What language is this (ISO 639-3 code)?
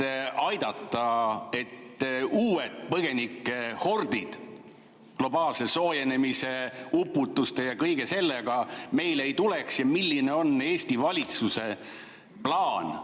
est